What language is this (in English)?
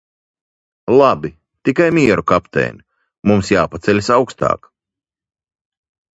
Latvian